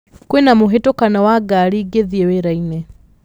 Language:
Kikuyu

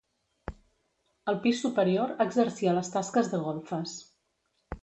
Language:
Catalan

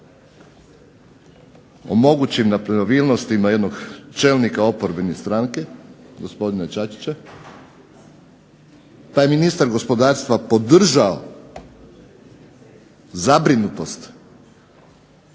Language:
Croatian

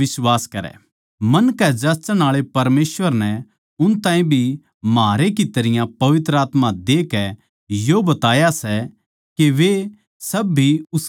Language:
Haryanvi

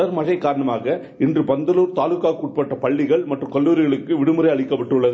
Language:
Tamil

